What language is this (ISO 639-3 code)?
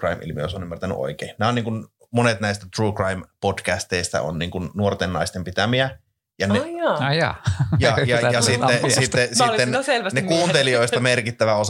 fin